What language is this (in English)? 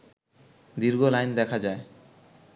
Bangla